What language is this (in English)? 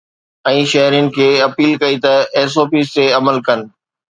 Sindhi